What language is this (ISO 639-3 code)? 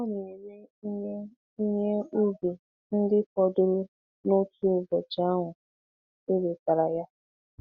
ibo